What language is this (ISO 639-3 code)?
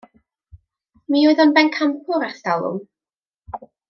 cym